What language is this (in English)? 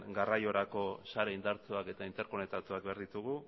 Basque